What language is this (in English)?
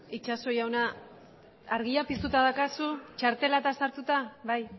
Basque